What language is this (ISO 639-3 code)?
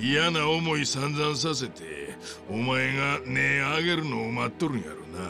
jpn